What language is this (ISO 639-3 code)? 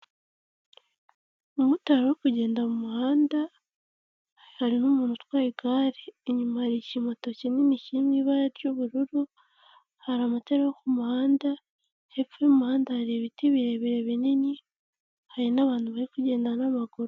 kin